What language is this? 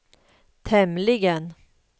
Swedish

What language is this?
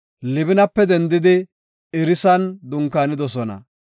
Gofa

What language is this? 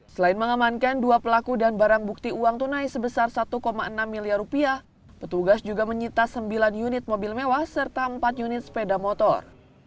Indonesian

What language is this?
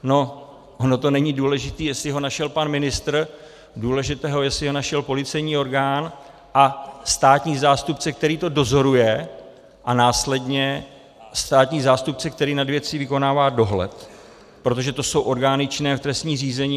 Czech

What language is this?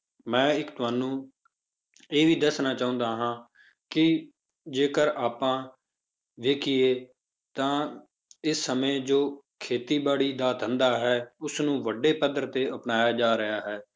Punjabi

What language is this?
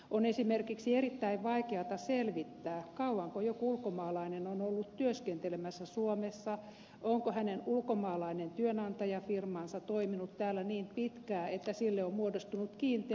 Finnish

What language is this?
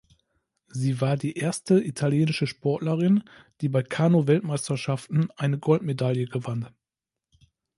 German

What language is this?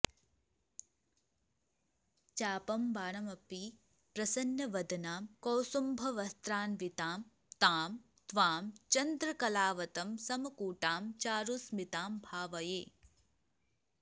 Sanskrit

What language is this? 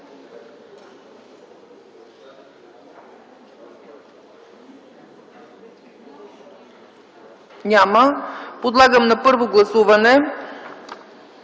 Bulgarian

